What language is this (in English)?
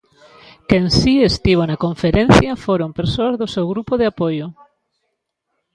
Galician